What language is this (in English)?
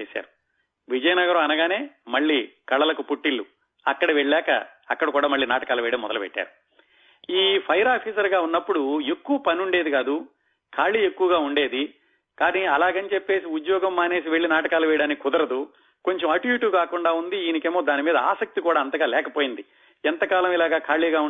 Telugu